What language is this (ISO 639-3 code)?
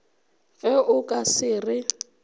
nso